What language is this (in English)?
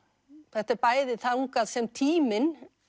Icelandic